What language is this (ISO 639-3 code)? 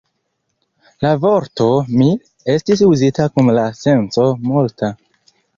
epo